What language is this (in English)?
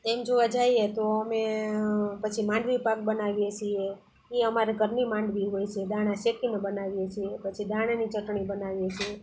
Gujarati